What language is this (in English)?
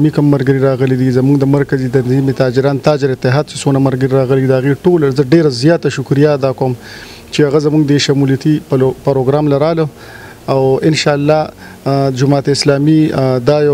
Romanian